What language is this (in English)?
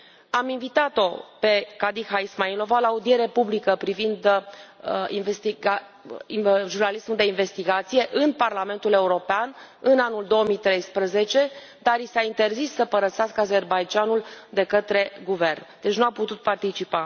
Romanian